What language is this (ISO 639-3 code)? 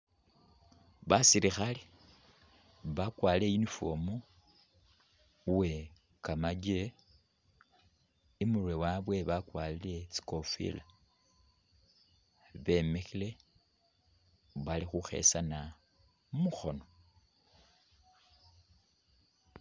myx